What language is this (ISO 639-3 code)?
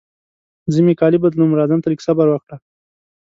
pus